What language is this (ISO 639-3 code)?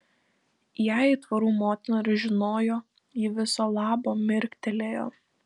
lit